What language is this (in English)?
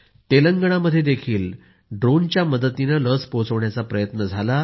Marathi